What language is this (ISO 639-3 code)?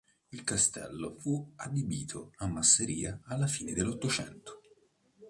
ita